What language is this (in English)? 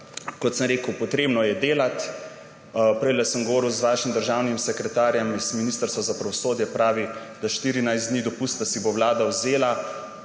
Slovenian